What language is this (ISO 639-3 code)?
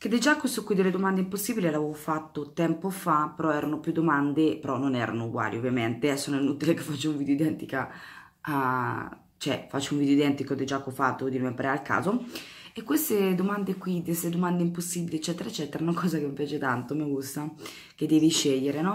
ita